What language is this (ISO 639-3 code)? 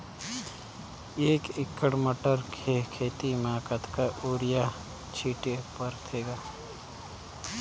hne